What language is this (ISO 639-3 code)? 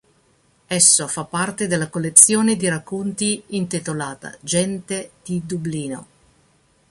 ita